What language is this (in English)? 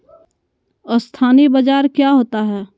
Magahi